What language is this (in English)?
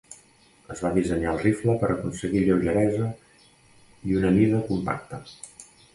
Catalan